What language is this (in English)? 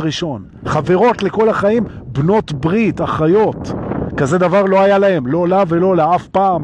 Hebrew